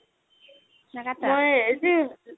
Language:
Assamese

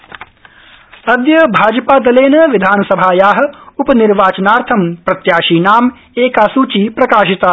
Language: Sanskrit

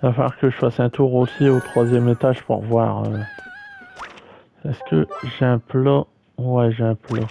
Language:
French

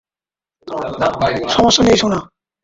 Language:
Bangla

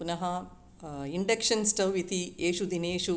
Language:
Sanskrit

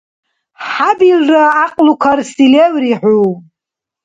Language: Dargwa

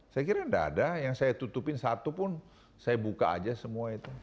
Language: Indonesian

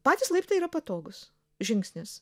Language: Lithuanian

